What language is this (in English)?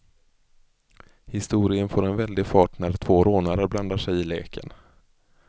Swedish